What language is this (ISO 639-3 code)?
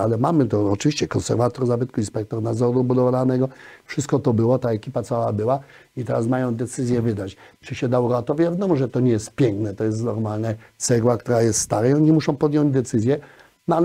pol